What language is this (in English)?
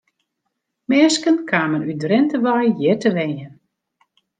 Western Frisian